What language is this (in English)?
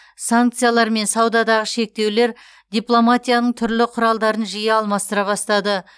Kazakh